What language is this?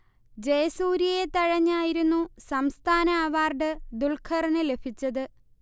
Malayalam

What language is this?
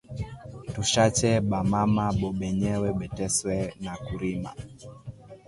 Swahili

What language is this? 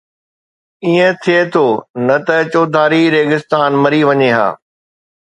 Sindhi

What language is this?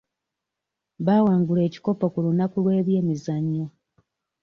Ganda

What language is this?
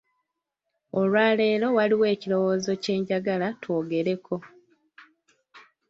Ganda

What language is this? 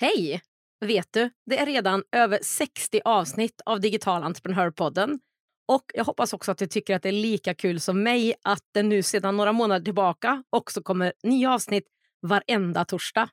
Swedish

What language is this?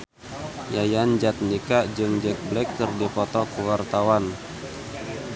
Sundanese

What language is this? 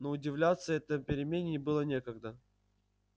Russian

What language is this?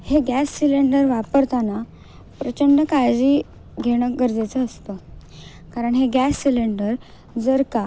Marathi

